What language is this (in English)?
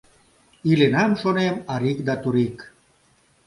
Mari